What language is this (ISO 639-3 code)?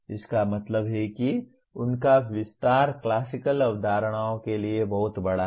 hin